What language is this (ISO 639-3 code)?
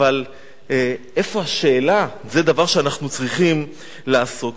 heb